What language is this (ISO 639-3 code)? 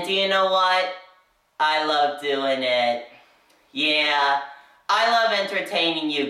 eng